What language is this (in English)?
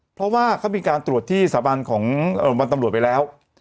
Thai